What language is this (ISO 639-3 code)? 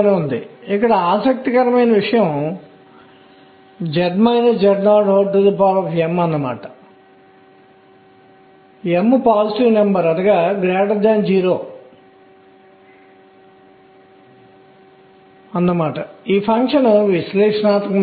tel